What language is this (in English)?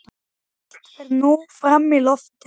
Icelandic